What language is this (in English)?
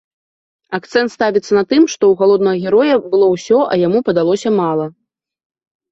Belarusian